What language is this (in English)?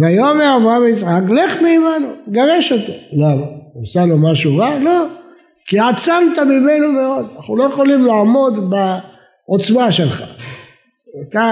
Hebrew